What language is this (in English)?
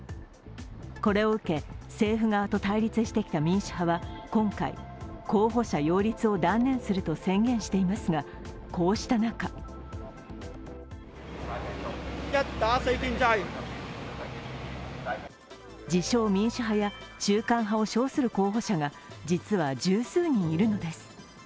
Japanese